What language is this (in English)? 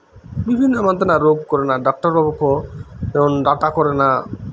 Santali